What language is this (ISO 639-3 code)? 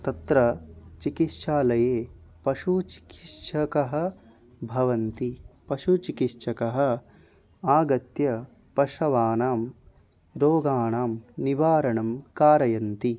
san